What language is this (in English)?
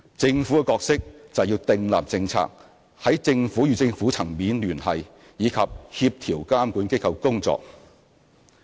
Cantonese